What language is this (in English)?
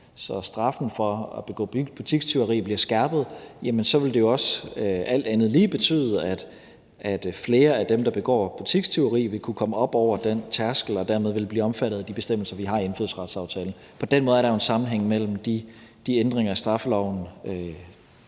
Danish